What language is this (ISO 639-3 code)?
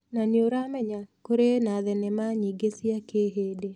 kik